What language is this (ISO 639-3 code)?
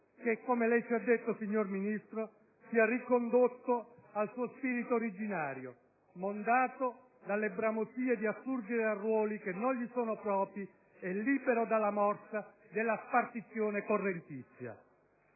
ita